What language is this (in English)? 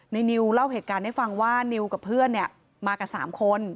Thai